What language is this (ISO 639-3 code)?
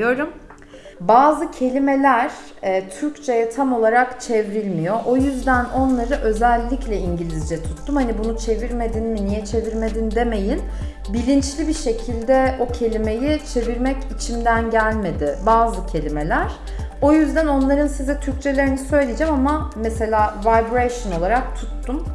tur